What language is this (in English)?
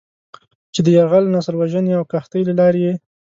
Pashto